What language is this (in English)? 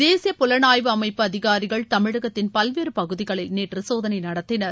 Tamil